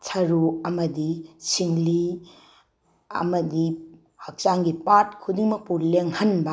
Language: Manipuri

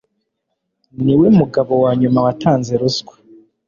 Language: Kinyarwanda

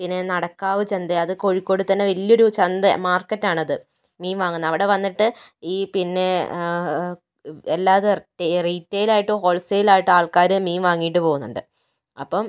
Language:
Malayalam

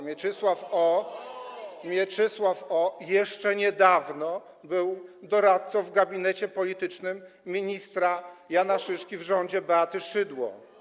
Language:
Polish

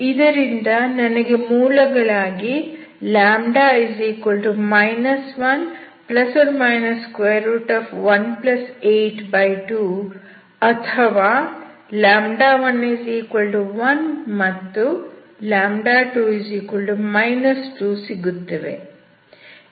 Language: Kannada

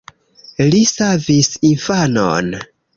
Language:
Esperanto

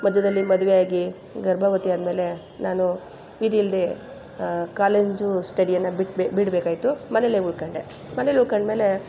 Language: Kannada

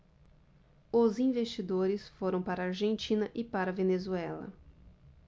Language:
Portuguese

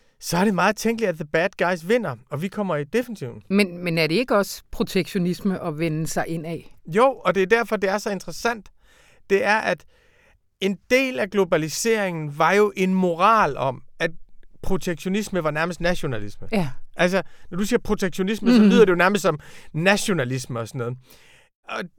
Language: Danish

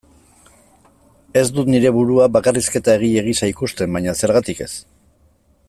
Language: Basque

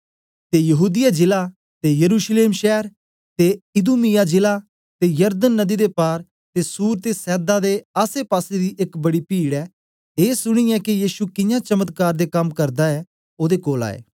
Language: Dogri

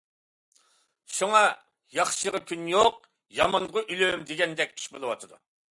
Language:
Uyghur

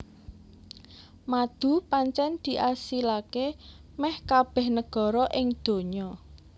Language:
Javanese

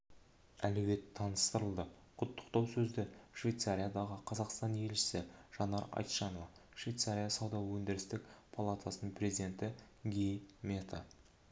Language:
Kazakh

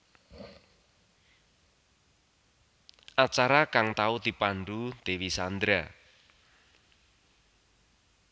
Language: Javanese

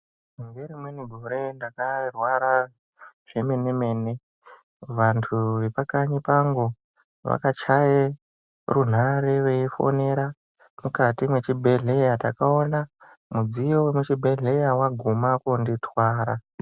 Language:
Ndau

